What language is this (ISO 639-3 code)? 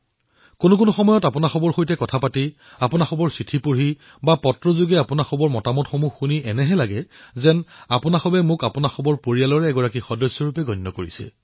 asm